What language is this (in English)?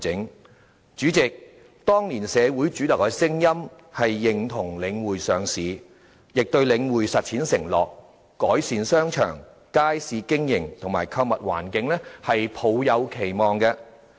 Cantonese